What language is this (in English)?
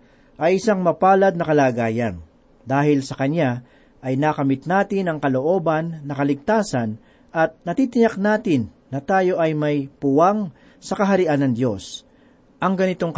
Filipino